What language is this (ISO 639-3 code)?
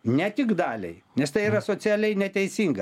lit